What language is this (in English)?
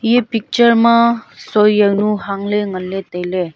Wancho Naga